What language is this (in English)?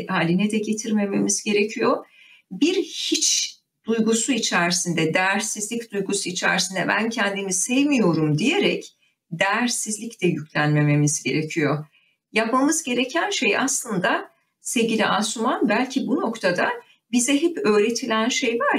Turkish